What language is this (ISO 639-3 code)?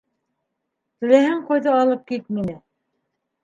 bak